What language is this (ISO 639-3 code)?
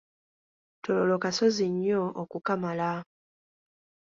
lug